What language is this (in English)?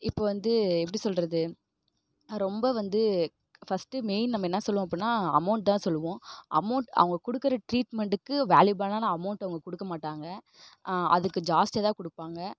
Tamil